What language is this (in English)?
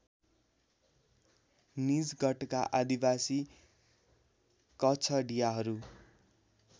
Nepali